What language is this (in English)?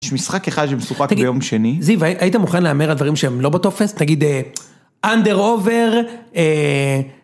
Hebrew